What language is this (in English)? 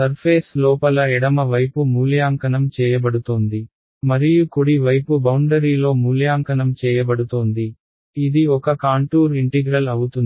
Telugu